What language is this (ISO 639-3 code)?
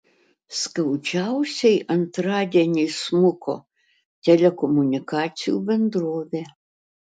lit